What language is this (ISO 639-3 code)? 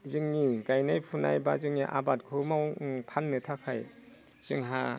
brx